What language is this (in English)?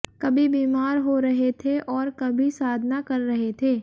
Hindi